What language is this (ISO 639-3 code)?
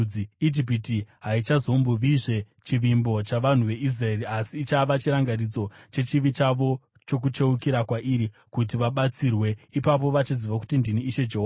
sna